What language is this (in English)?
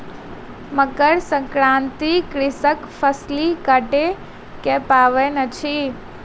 Maithili